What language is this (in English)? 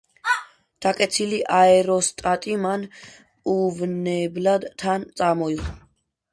Georgian